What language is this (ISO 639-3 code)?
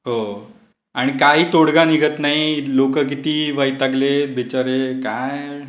mar